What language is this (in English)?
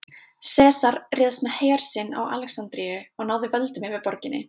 Icelandic